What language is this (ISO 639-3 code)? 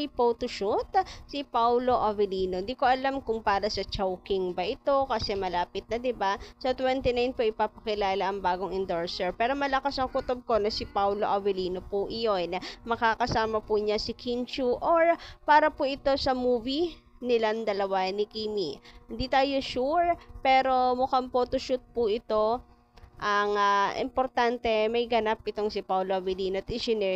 fil